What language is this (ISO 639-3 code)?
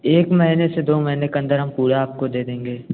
hin